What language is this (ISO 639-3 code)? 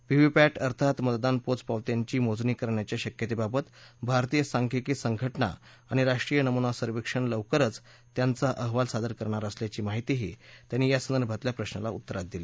mar